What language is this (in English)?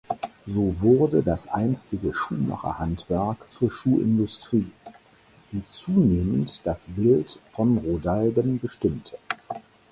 German